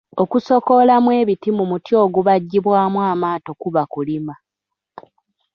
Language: Ganda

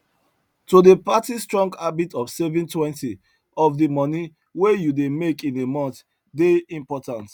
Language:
Nigerian Pidgin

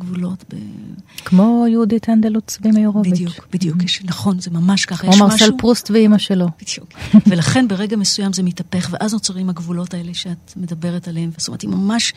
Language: Hebrew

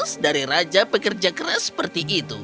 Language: Indonesian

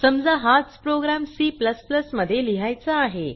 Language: Marathi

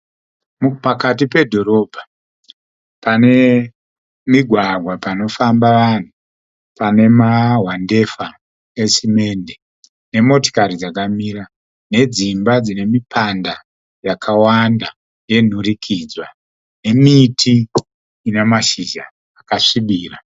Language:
Shona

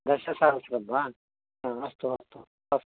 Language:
Sanskrit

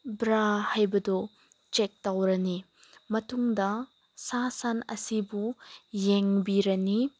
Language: Manipuri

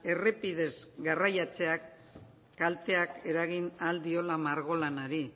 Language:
Basque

